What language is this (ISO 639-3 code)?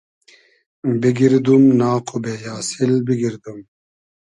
haz